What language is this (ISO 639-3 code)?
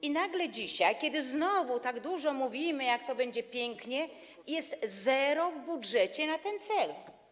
pol